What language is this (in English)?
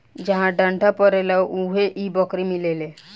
Bhojpuri